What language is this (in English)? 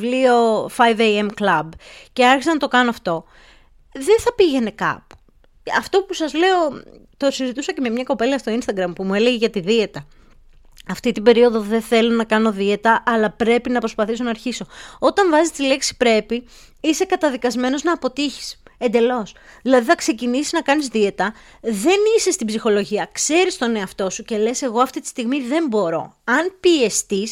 Greek